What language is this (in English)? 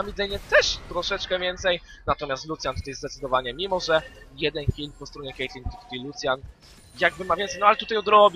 Polish